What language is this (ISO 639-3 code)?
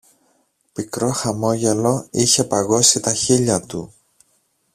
ell